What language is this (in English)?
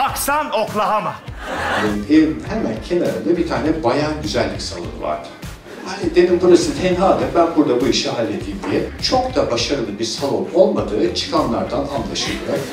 Turkish